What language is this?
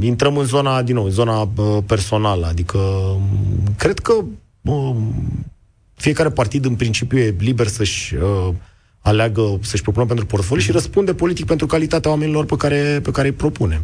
Romanian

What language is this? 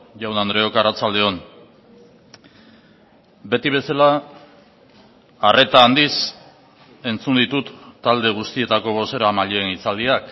Basque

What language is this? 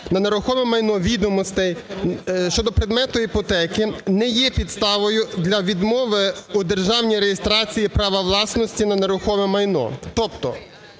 Ukrainian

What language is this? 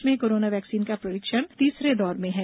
Hindi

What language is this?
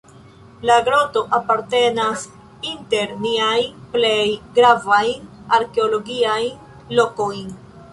Esperanto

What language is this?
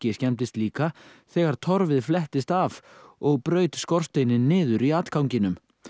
Icelandic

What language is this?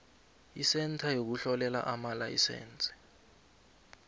South Ndebele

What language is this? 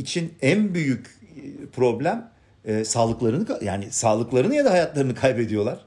Turkish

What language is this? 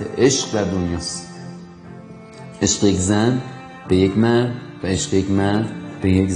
Persian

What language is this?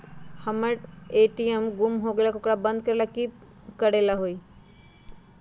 Magahi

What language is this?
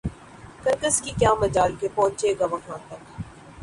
Urdu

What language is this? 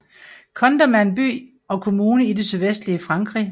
Danish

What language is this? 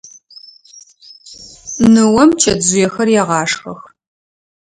Adyghe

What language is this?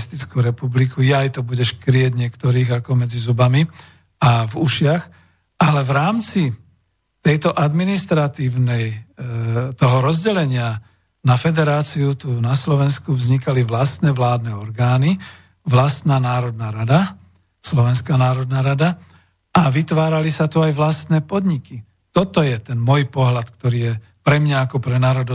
Slovak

